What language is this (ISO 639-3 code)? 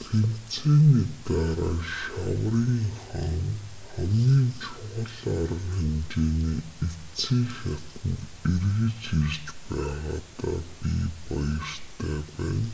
mon